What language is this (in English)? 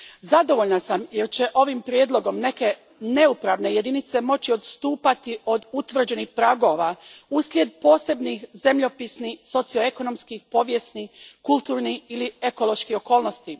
Croatian